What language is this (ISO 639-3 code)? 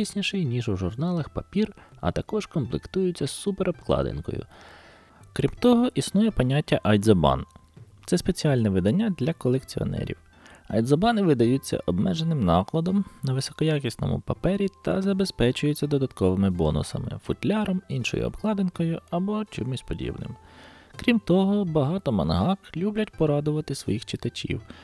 ukr